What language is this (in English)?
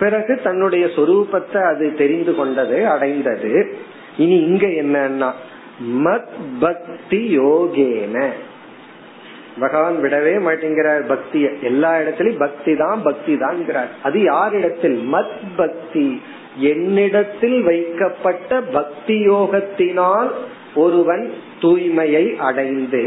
Tamil